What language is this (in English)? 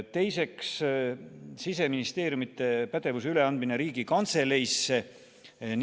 Estonian